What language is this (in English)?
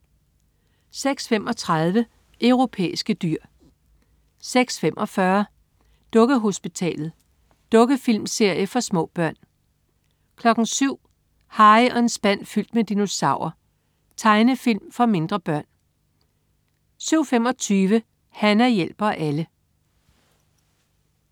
Danish